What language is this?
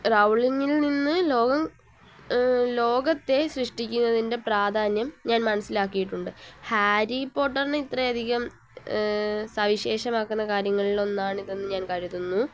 Malayalam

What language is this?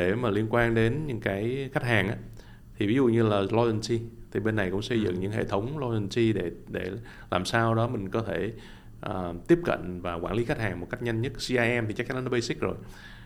Vietnamese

